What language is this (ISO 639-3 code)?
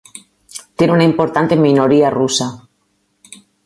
spa